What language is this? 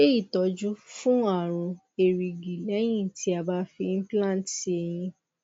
Yoruba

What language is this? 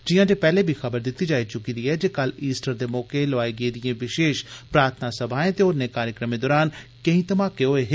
Dogri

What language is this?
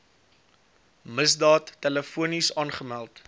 Afrikaans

